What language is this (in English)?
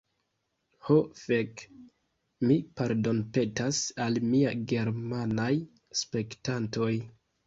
Esperanto